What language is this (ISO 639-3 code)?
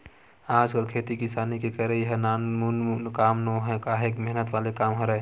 hne